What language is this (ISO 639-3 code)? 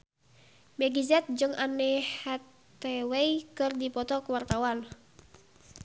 sun